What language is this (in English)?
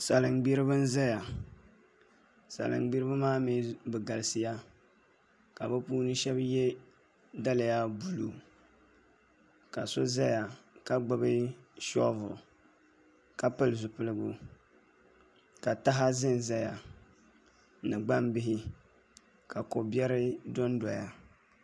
Dagbani